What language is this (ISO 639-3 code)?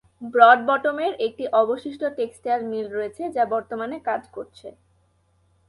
ben